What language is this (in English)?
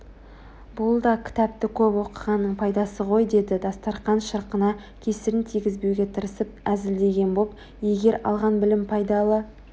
Kazakh